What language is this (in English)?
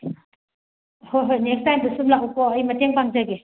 Manipuri